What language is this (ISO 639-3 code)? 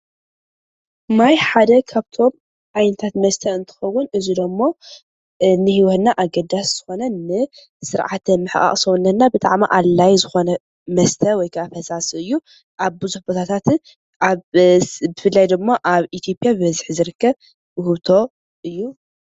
tir